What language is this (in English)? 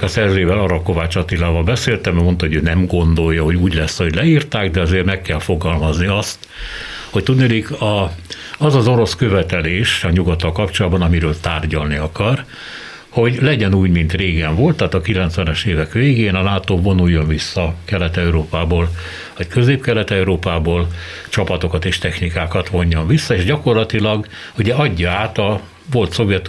Hungarian